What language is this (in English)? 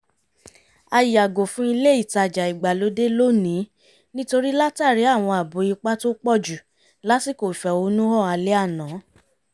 Yoruba